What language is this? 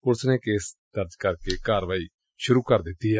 Punjabi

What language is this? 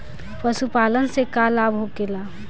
Bhojpuri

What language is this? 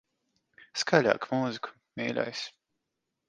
Latvian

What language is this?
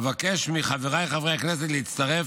Hebrew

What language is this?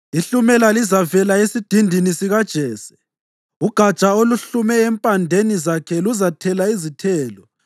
North Ndebele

